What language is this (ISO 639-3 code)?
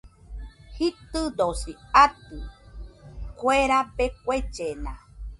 hux